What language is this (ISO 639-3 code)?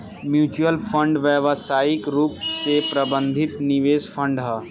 bho